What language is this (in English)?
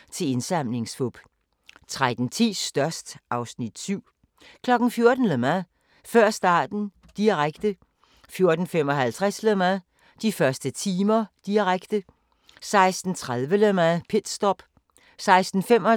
Danish